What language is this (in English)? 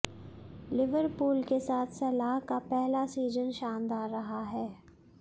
Hindi